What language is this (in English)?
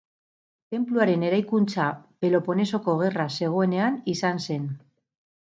Basque